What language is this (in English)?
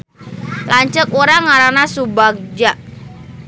Sundanese